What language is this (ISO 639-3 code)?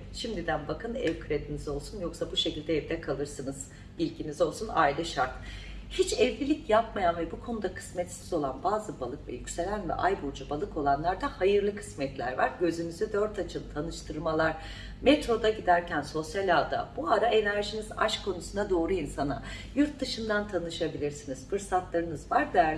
tur